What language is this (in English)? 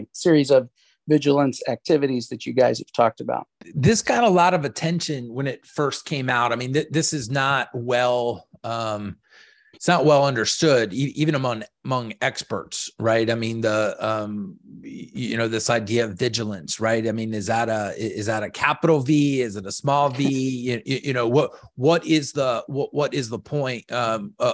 English